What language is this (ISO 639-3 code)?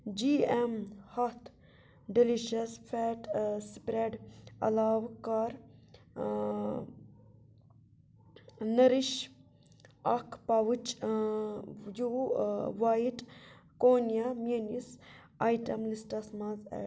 kas